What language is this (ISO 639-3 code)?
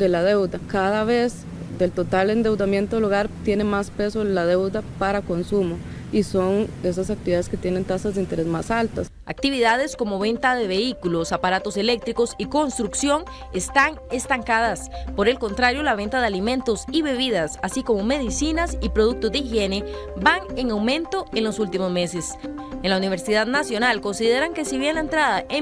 spa